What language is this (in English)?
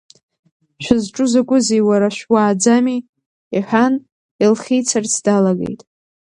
Abkhazian